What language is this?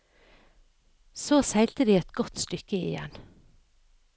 Norwegian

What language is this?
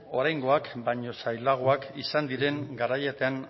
Basque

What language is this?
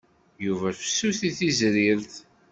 Kabyle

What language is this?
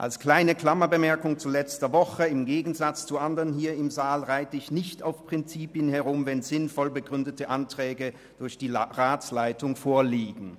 Swiss German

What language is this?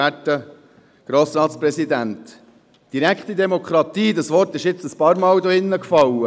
Swiss German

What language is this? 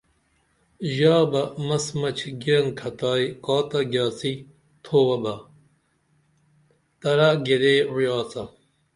Dameli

